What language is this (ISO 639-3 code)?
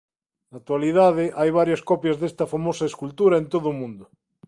glg